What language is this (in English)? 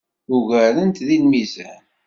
Kabyle